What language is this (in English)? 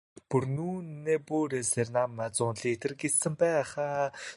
Mongolian